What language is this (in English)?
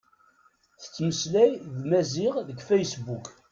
Kabyle